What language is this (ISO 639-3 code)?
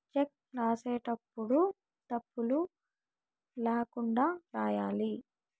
tel